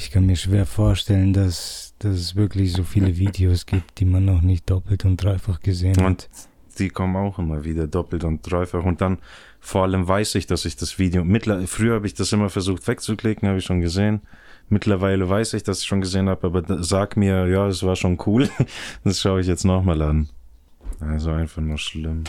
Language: German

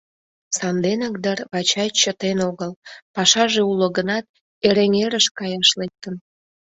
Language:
Mari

